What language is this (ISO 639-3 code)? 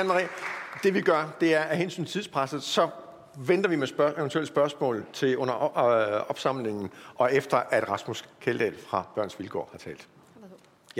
dan